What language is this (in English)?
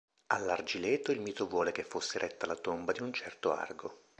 Italian